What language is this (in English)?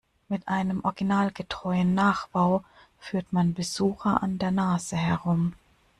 German